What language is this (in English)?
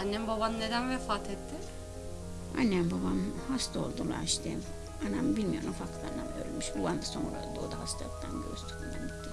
Turkish